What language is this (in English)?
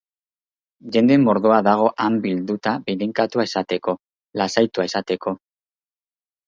Basque